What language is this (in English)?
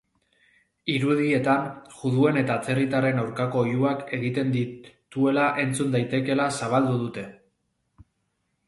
Basque